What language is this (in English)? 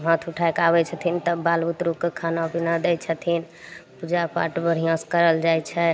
Maithili